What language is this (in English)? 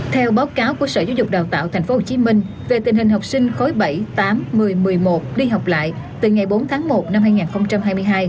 Vietnamese